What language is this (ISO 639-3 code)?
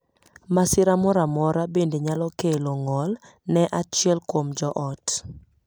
luo